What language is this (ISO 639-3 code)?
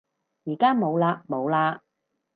yue